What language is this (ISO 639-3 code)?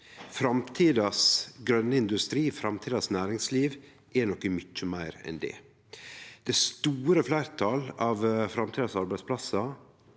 nor